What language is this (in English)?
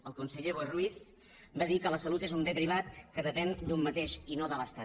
Catalan